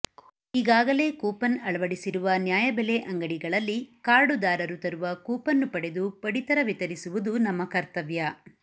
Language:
Kannada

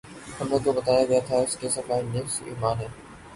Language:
Urdu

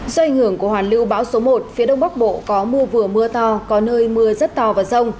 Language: Vietnamese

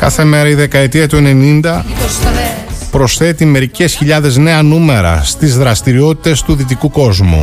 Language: Greek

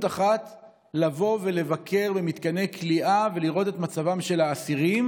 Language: Hebrew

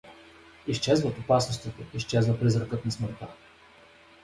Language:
Bulgarian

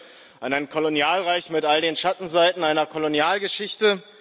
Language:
German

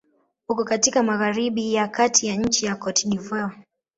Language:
Swahili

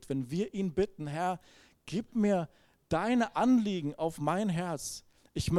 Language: German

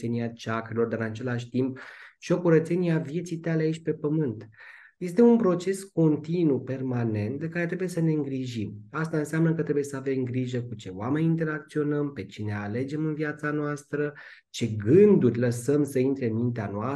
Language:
Romanian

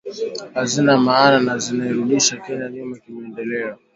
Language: Swahili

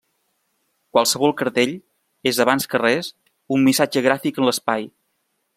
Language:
Catalan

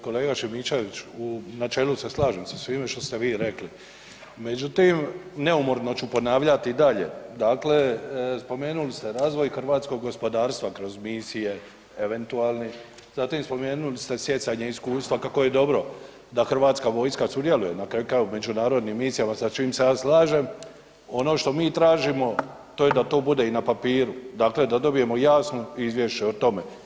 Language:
Croatian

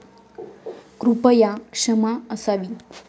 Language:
Marathi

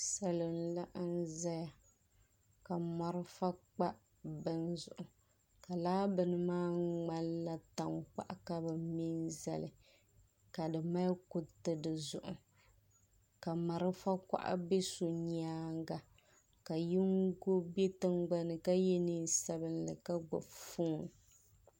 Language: Dagbani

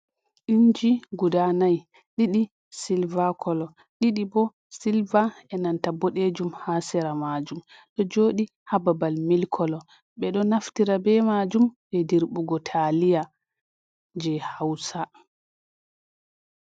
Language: Fula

